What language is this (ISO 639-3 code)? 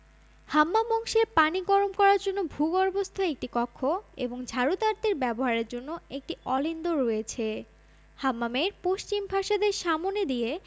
ben